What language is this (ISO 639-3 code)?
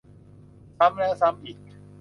tha